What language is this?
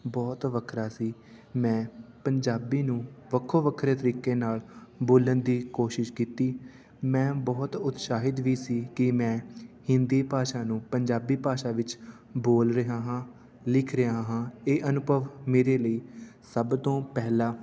Punjabi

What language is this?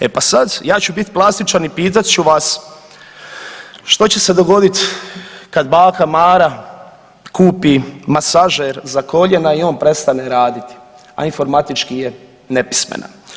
Croatian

